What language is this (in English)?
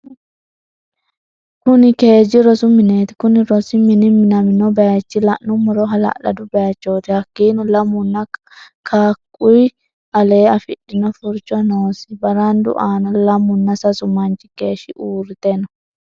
Sidamo